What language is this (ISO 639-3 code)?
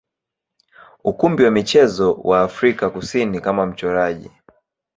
swa